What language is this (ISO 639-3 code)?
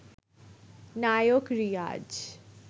ben